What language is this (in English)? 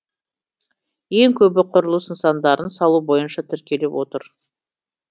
Kazakh